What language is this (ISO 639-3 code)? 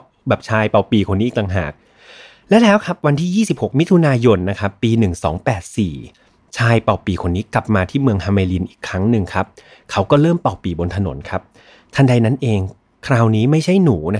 tha